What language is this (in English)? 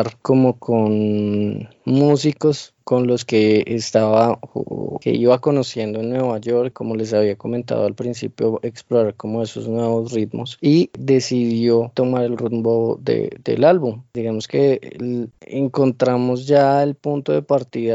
Spanish